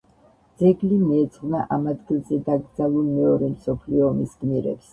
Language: Georgian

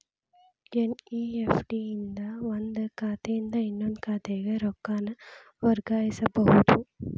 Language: Kannada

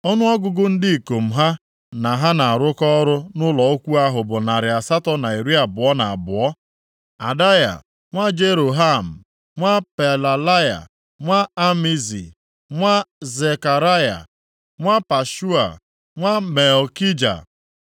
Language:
Igbo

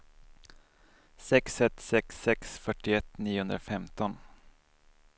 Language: Swedish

